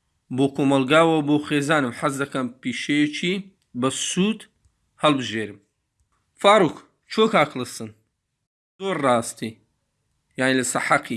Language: Turkish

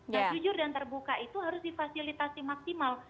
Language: Indonesian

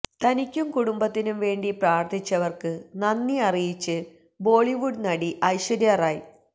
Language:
Malayalam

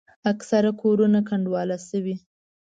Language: Pashto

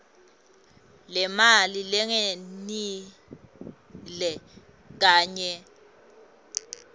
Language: Swati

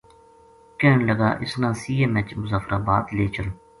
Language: Gujari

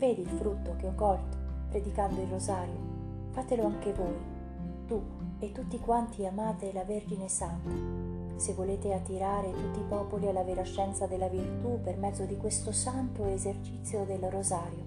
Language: Italian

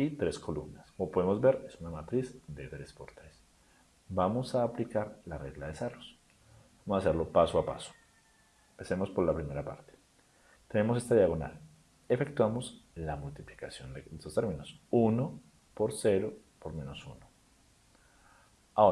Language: Spanish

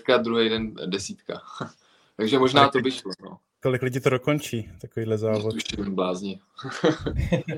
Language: Czech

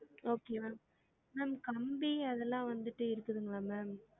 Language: Tamil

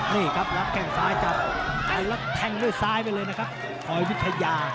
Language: Thai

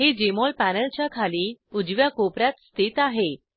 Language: Marathi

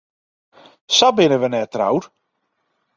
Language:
Western Frisian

